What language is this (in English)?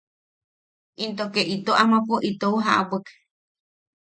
Yaqui